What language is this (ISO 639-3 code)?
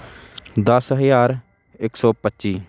pan